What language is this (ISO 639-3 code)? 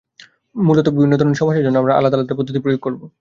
ben